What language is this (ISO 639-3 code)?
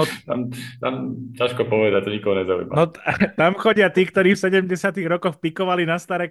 slk